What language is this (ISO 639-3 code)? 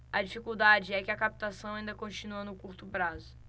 por